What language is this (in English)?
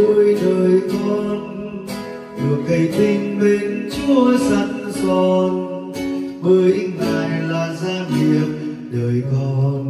Vietnamese